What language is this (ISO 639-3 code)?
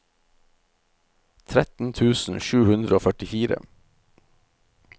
nor